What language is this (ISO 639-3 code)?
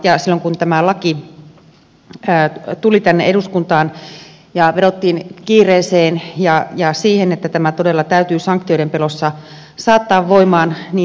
fin